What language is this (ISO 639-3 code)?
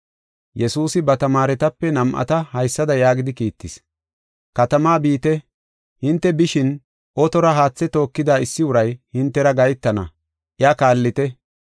gof